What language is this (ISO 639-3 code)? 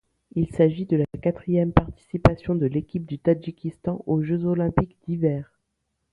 fra